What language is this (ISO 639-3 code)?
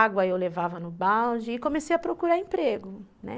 por